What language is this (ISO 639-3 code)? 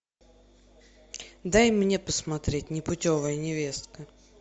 rus